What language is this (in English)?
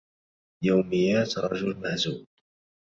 Arabic